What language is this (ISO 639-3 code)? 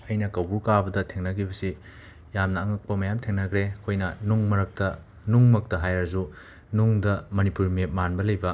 mni